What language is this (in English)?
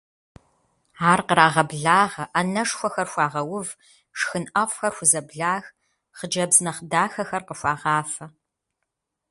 Kabardian